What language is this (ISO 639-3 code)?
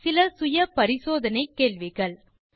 tam